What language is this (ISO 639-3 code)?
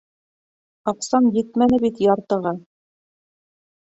bak